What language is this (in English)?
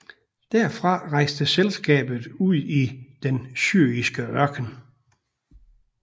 Danish